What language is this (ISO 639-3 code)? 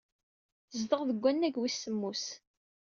kab